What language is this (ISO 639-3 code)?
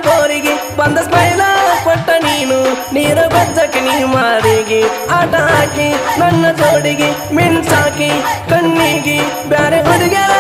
tur